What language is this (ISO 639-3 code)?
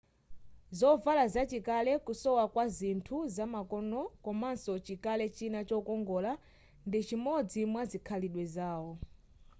nya